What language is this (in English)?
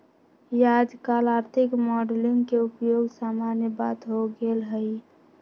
Magahi